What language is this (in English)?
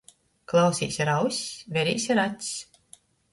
Latgalian